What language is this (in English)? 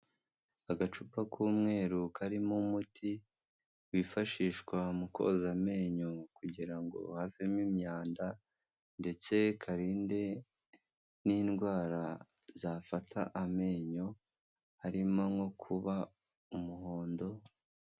Kinyarwanda